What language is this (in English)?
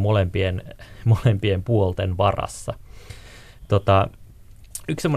Finnish